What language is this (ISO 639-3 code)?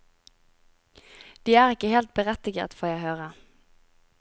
nor